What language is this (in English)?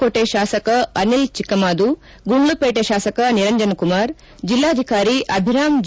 Kannada